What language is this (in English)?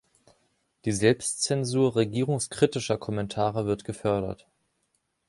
German